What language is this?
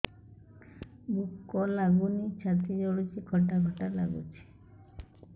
Odia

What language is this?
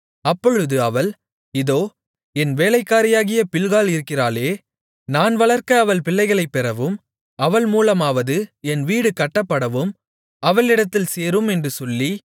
Tamil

